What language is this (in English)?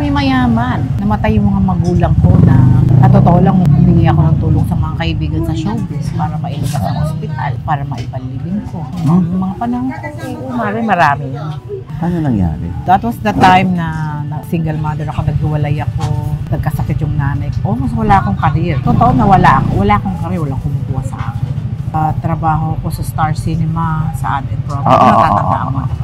Filipino